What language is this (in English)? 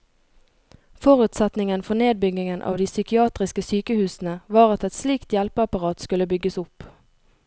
Norwegian